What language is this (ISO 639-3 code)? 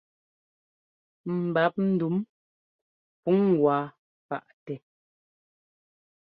jgo